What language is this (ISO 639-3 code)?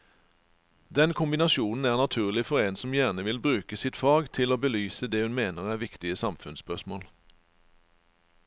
nor